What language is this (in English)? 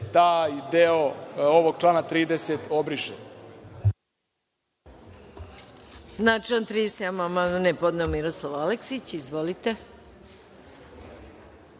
Serbian